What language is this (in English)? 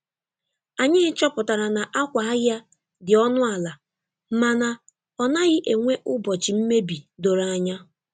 Igbo